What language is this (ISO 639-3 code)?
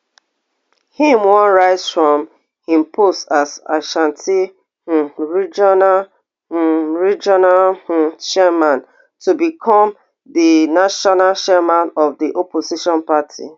pcm